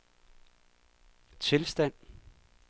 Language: Danish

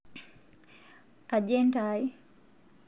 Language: Masai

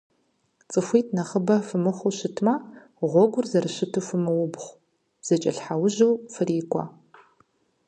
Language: Kabardian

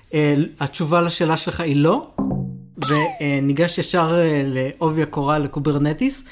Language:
Hebrew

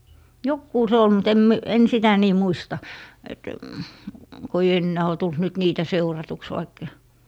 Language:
Finnish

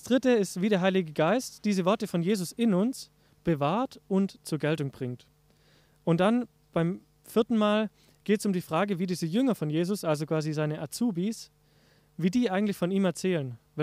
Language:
German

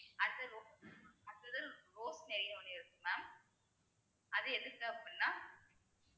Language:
Tamil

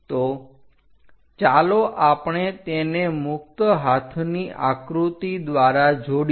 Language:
Gujarati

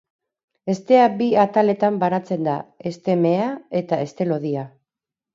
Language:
Basque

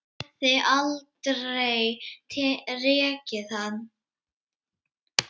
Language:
Icelandic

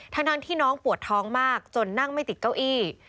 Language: Thai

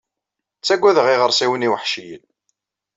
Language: Kabyle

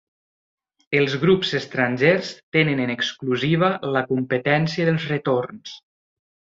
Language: Catalan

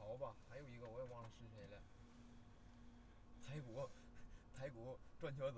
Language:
Chinese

